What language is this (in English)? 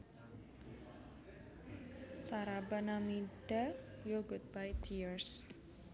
Javanese